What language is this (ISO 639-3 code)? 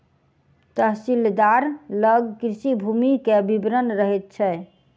mai